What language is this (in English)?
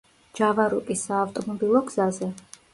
Georgian